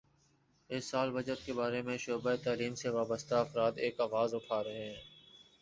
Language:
Urdu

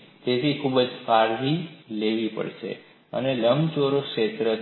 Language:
Gujarati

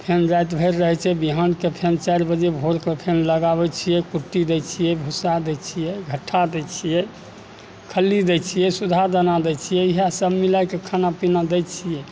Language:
Maithili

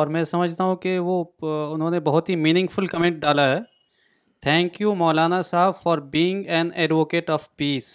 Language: Urdu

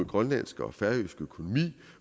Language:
Danish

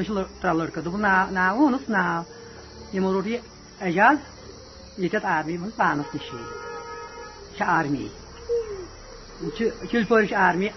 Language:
Urdu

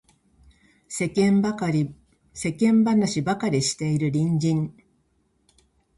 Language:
Japanese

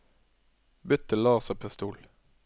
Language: Norwegian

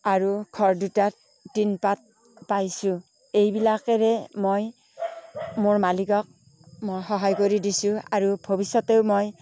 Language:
Assamese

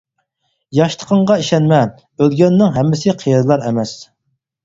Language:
Uyghur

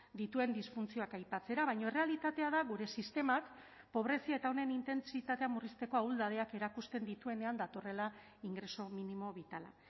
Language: Basque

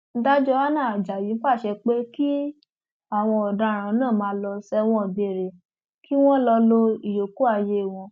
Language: Yoruba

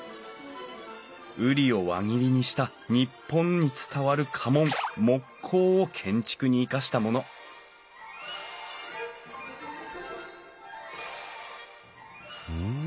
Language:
Japanese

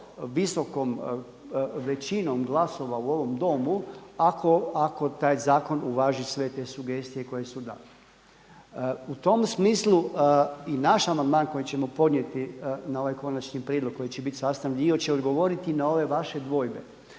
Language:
Croatian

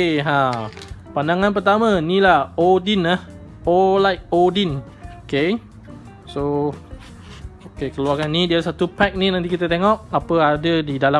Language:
Malay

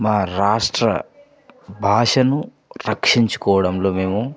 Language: Telugu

